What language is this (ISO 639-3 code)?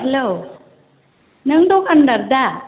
brx